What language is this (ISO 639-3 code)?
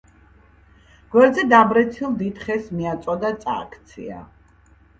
kat